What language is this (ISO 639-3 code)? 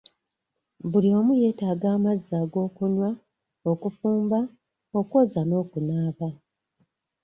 lug